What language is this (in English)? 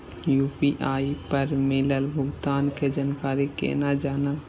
Maithili